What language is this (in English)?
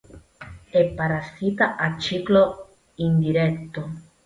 Italian